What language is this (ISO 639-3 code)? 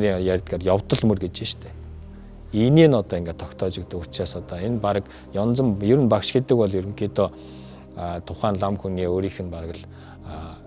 ron